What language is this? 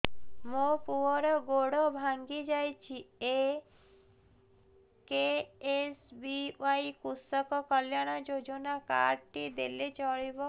Odia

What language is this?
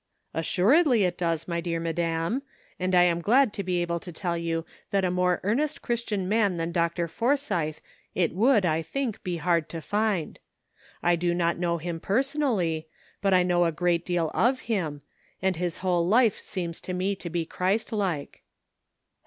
English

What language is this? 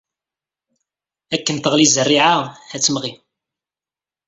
Kabyle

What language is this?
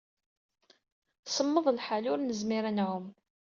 Kabyle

